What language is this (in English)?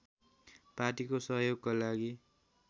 Nepali